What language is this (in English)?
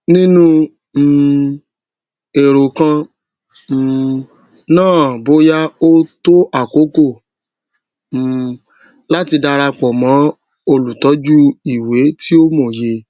Yoruba